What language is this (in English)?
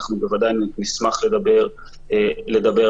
Hebrew